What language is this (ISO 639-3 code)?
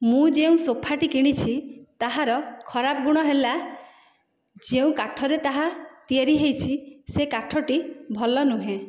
ori